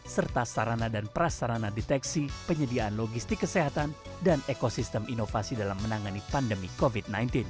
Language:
Indonesian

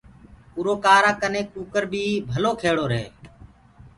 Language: Gurgula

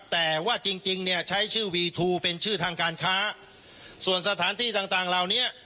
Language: Thai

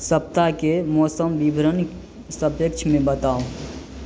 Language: Maithili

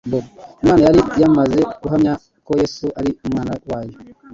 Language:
Kinyarwanda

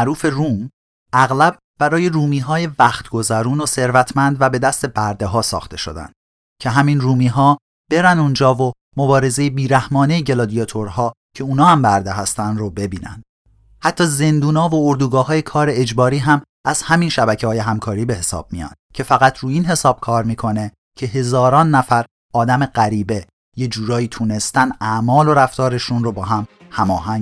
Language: Persian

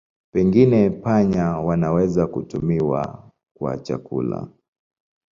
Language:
Swahili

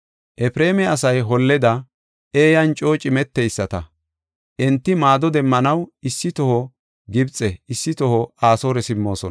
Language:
Gofa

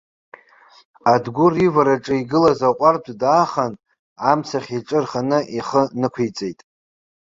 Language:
Abkhazian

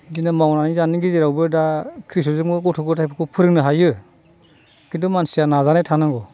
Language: Bodo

